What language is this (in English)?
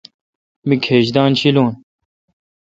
Kalkoti